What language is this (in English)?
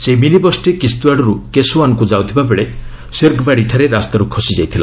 Odia